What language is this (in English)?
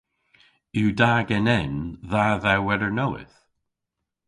Cornish